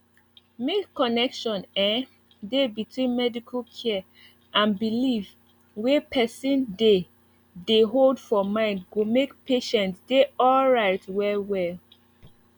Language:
Nigerian Pidgin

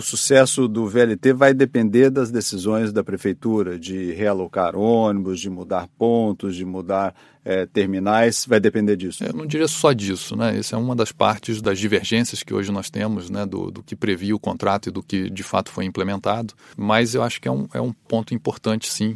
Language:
Portuguese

